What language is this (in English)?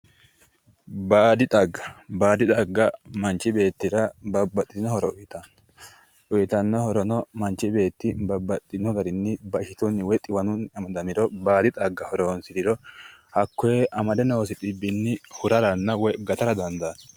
Sidamo